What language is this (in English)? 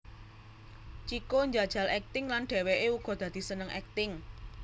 Javanese